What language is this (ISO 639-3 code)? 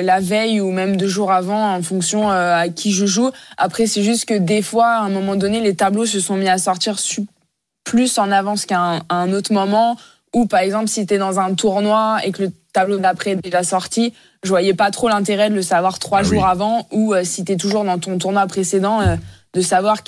fra